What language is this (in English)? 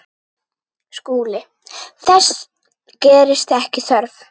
Icelandic